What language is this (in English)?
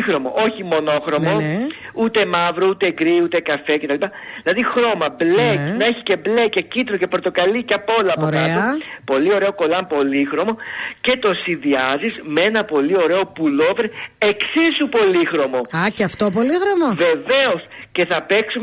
Greek